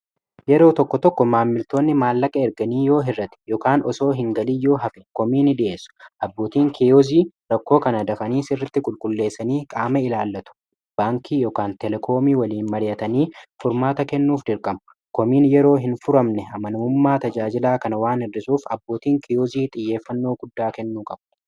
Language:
Oromo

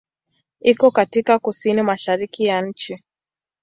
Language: Swahili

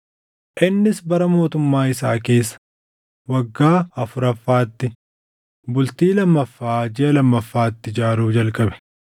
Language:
Oromo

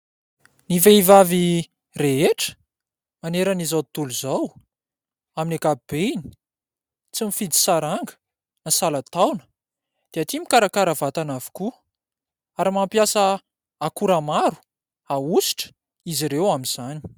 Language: Malagasy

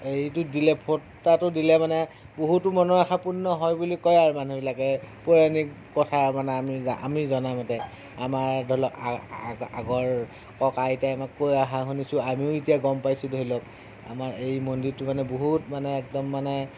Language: Assamese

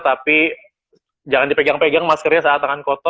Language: Indonesian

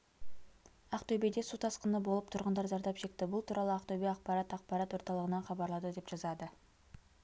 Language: Kazakh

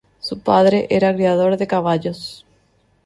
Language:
Spanish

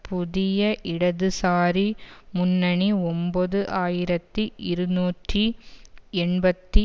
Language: Tamil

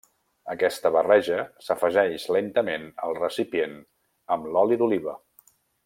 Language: Catalan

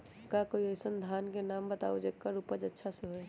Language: Magahi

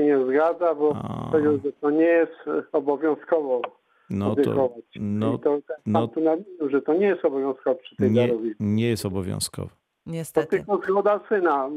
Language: Polish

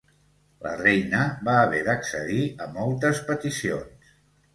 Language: Catalan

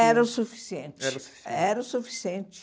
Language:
Portuguese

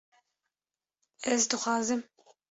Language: Kurdish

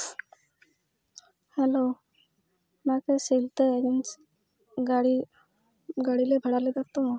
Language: Santali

